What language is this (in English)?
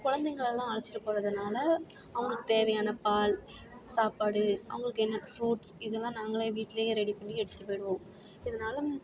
Tamil